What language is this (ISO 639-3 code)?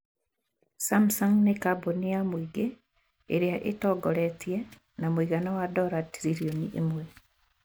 kik